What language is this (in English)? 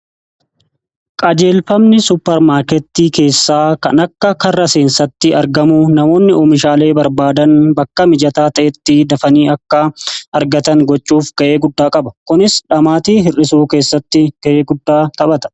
Oromo